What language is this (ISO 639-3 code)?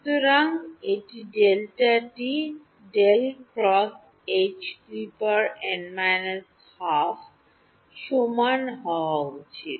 ben